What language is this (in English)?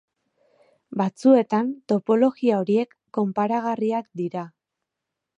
Basque